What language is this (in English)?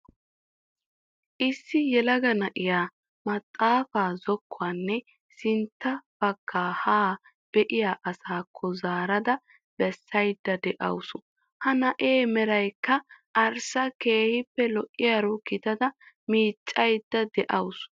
Wolaytta